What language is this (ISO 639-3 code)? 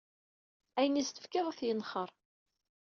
kab